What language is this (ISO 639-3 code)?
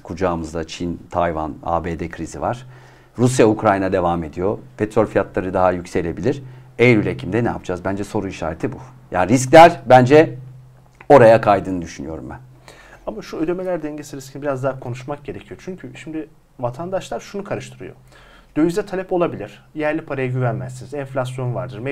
tur